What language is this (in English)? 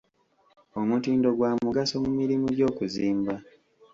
Ganda